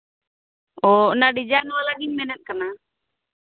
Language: Santali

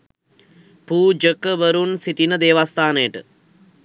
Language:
Sinhala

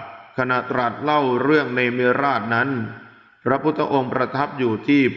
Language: Thai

